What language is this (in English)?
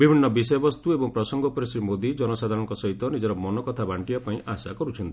Odia